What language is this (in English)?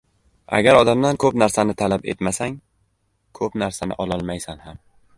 Uzbek